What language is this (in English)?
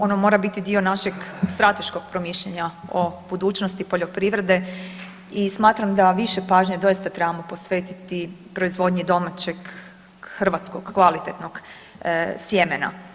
Croatian